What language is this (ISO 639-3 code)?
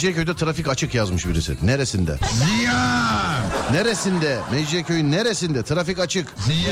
tur